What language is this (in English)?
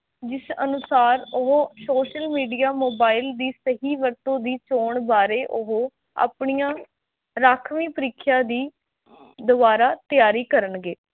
Punjabi